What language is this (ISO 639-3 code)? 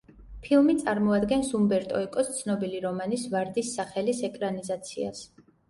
kat